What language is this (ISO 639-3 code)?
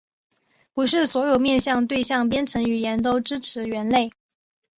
zho